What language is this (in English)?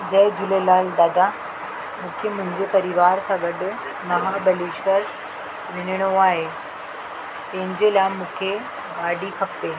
Sindhi